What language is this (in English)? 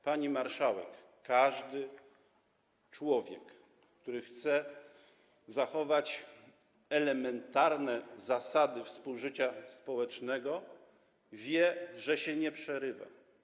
Polish